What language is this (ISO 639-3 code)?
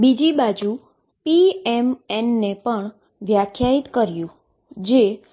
guj